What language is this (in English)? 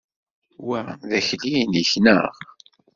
Kabyle